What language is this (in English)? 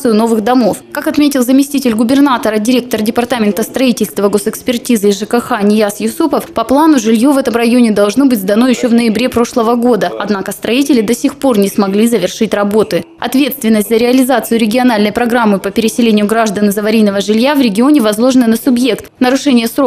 Russian